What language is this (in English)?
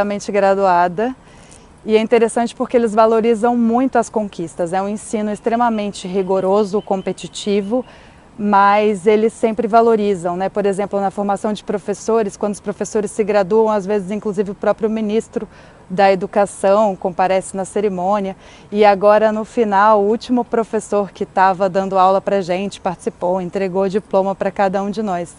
Portuguese